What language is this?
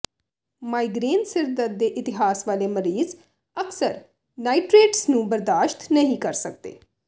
Punjabi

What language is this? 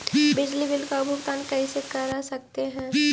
Magahi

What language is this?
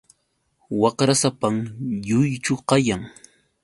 Yauyos Quechua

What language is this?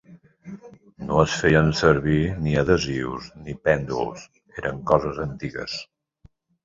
Catalan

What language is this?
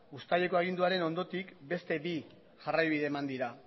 Basque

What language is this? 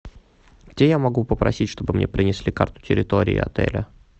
Russian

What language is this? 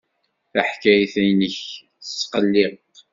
Kabyle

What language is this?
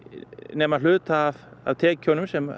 Icelandic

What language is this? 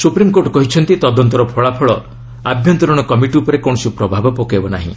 Odia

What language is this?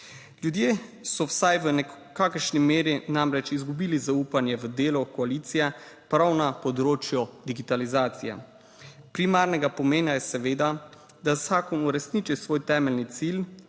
Slovenian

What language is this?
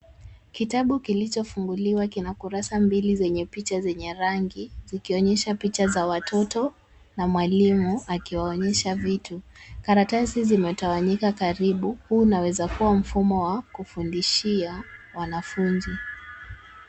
Swahili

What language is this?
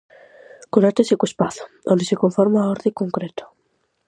Galician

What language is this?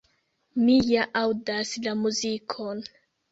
Esperanto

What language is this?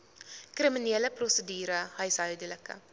Afrikaans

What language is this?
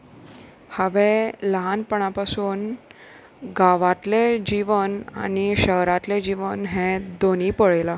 Konkani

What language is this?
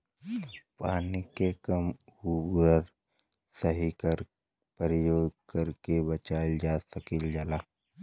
Bhojpuri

